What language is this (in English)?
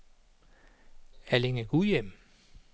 Danish